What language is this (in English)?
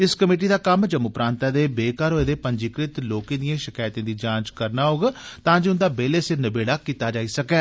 Dogri